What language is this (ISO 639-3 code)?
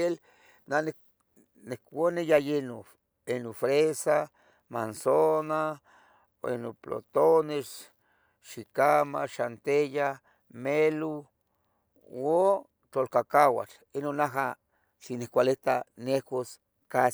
nhg